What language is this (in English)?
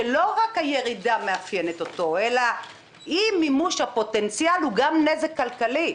Hebrew